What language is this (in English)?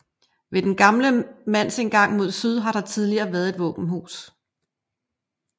Danish